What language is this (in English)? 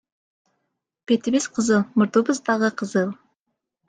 Kyrgyz